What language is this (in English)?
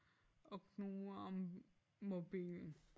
Danish